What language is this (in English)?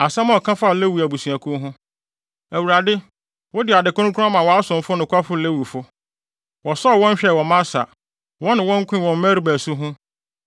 Akan